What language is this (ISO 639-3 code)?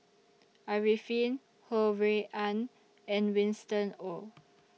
eng